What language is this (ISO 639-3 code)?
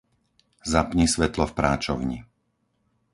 slk